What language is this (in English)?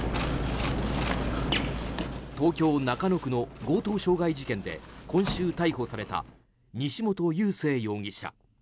Japanese